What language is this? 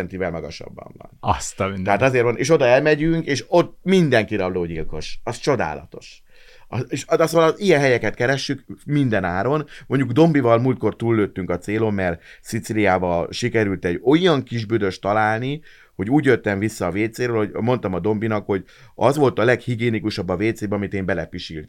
Hungarian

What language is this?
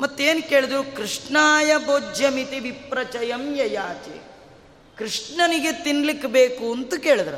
Kannada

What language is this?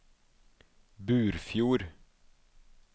Norwegian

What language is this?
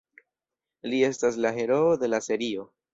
Esperanto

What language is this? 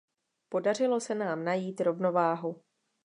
Czech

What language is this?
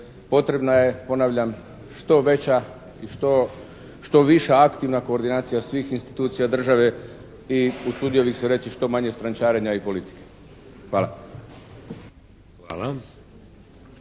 Croatian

